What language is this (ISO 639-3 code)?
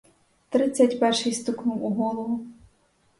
ukr